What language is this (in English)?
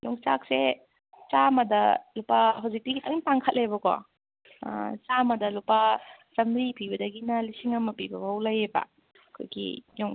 Manipuri